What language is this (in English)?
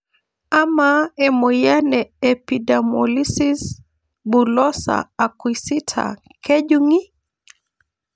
Masai